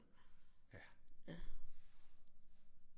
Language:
Danish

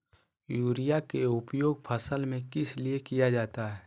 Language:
Magahi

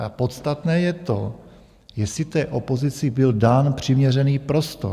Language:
Czech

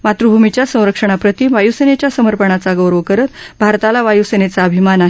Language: Marathi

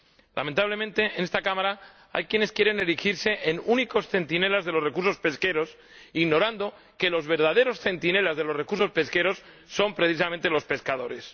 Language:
Spanish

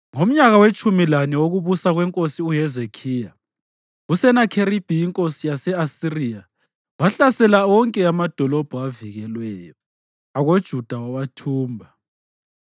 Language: North Ndebele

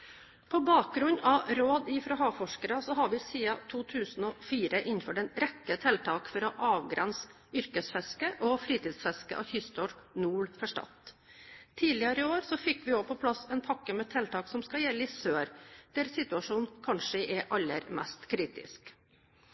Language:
Norwegian Bokmål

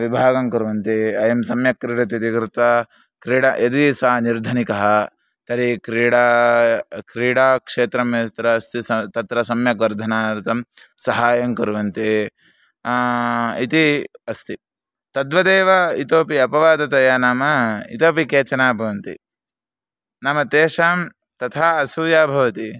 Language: Sanskrit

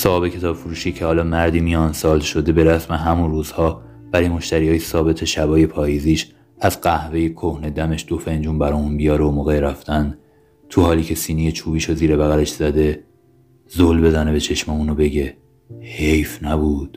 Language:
Persian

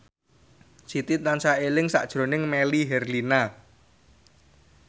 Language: Javanese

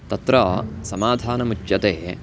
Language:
Sanskrit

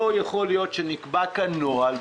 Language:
Hebrew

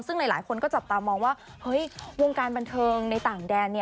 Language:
Thai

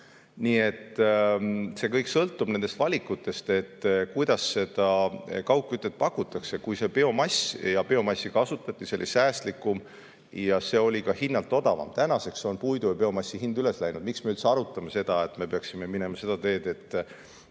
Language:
Estonian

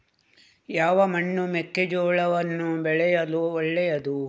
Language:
Kannada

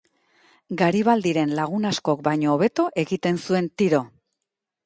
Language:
Basque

